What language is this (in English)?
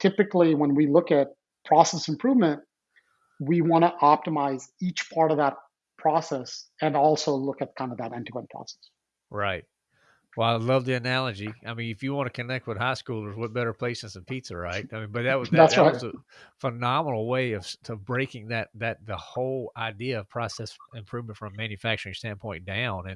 English